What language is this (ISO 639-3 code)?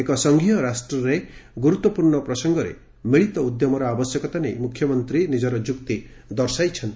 ori